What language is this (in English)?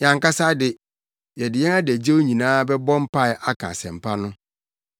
Akan